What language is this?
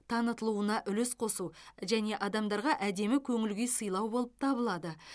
Kazakh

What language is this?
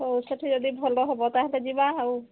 Odia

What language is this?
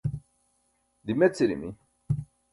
Burushaski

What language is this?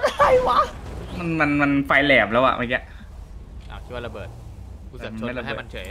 Thai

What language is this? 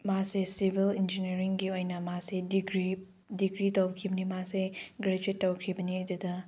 Manipuri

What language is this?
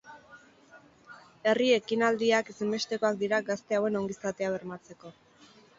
Basque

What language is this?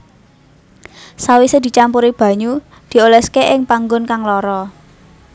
Javanese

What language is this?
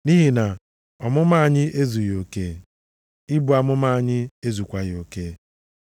Igbo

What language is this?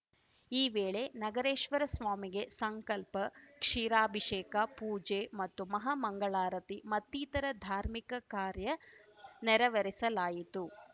Kannada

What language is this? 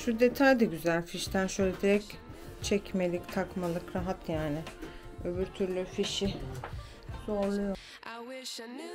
Turkish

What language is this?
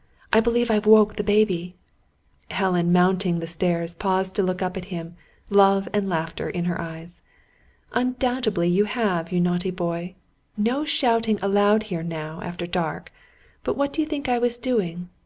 English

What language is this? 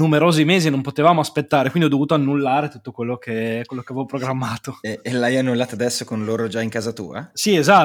Italian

